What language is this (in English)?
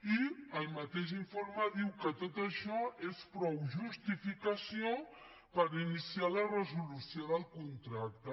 Catalan